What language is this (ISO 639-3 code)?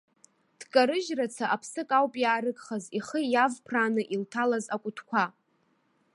abk